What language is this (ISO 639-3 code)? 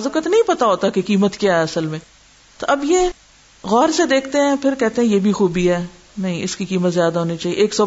urd